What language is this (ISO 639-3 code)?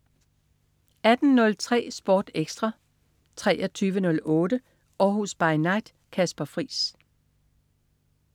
dan